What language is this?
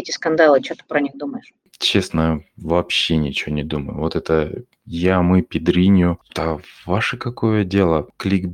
Russian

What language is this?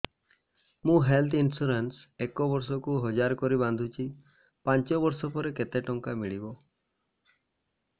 Odia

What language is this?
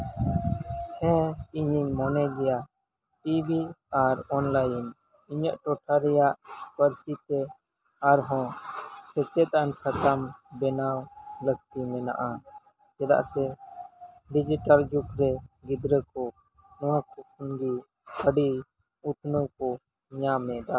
Santali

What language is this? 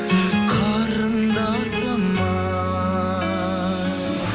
Kazakh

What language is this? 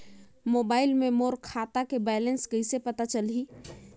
Chhattisgarhi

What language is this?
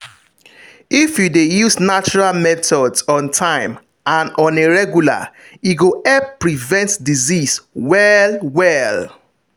Nigerian Pidgin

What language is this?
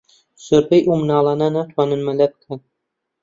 Central Kurdish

